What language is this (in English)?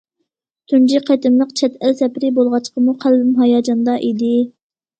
Uyghur